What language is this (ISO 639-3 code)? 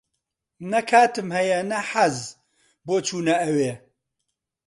ckb